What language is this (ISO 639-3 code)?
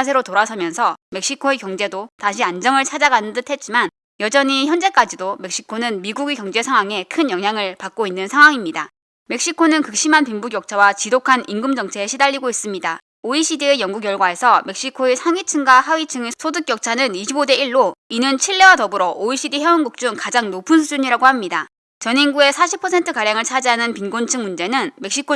kor